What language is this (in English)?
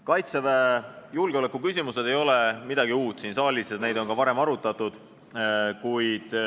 Estonian